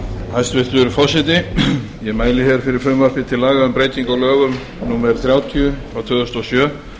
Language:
Icelandic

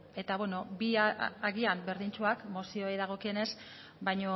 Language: Basque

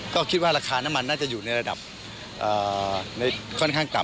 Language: Thai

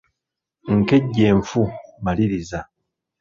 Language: Ganda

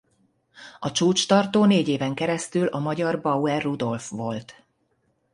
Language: Hungarian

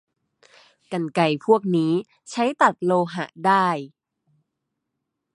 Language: Thai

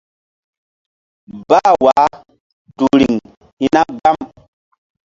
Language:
Mbum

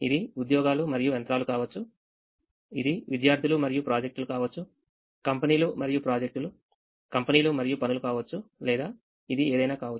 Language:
Telugu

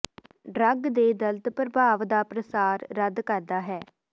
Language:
Punjabi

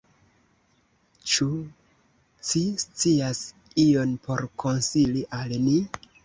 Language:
Esperanto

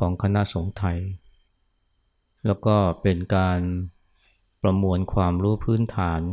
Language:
Thai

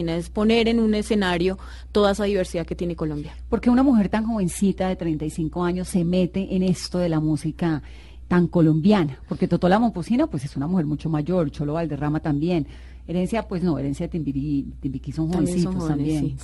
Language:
Spanish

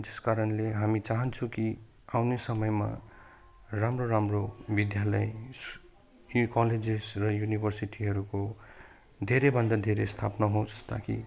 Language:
Nepali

